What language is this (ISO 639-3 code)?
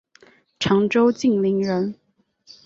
zho